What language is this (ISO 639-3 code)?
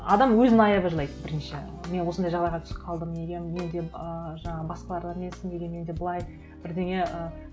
kaz